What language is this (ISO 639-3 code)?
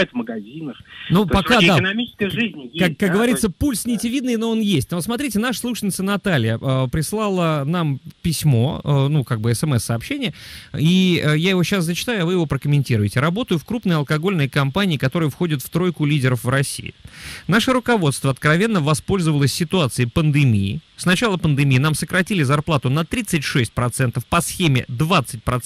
rus